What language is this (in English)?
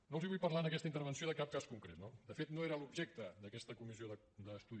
Catalan